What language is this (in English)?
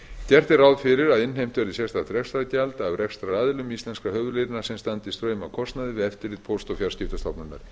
Icelandic